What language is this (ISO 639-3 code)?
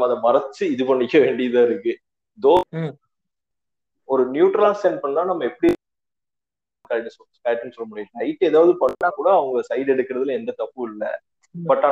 tam